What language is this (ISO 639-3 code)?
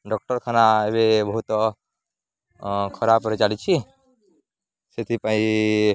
ori